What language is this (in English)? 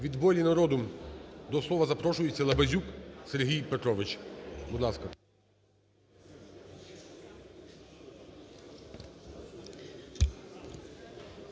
Ukrainian